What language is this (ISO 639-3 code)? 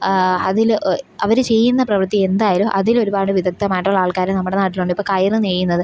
mal